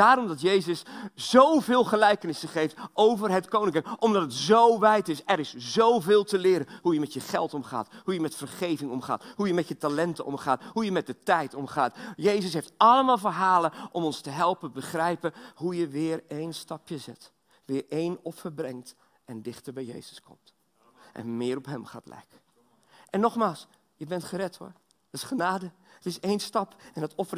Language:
Dutch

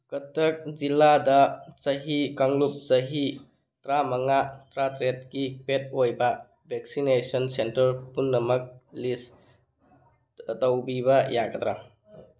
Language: Manipuri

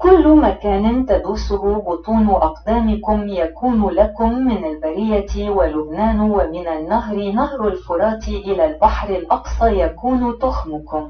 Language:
Arabic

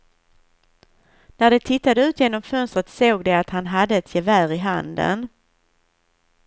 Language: Swedish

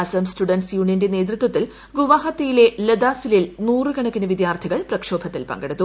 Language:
Malayalam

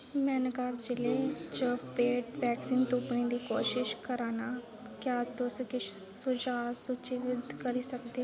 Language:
Dogri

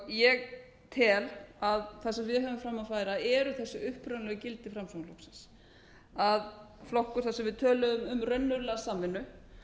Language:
Icelandic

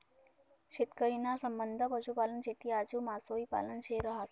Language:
Marathi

